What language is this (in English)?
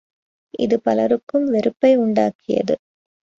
Tamil